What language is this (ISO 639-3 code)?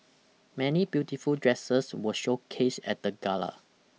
eng